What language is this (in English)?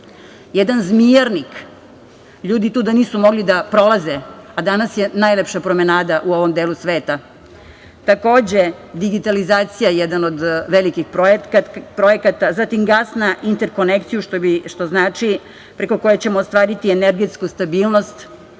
Serbian